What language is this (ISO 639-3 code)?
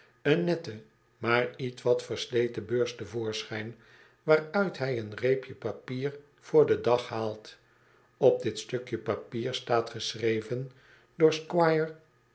nld